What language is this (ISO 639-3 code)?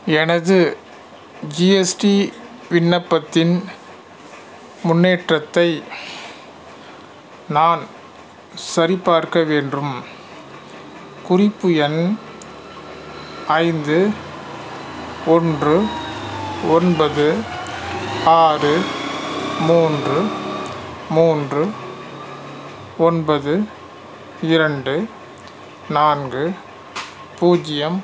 tam